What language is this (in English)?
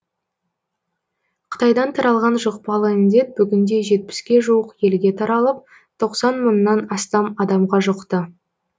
Kazakh